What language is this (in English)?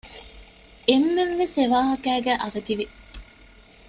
Divehi